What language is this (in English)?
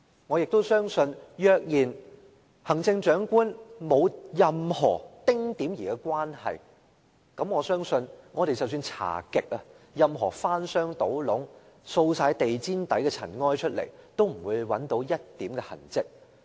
Cantonese